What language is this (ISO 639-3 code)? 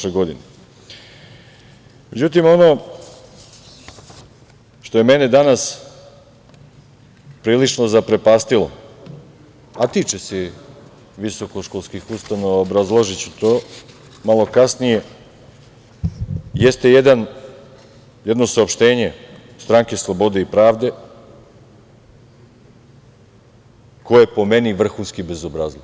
srp